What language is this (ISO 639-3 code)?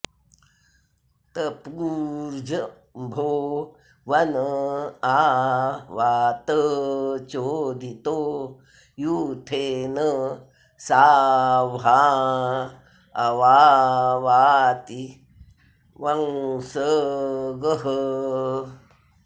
san